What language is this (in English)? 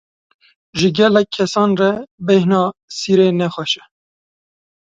Kurdish